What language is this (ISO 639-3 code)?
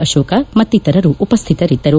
kan